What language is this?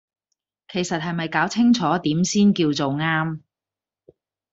Cantonese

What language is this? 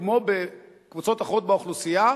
Hebrew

